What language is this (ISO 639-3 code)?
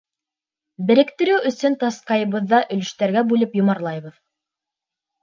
bak